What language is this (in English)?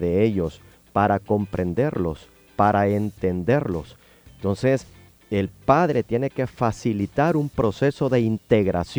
Spanish